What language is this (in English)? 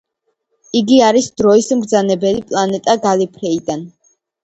Georgian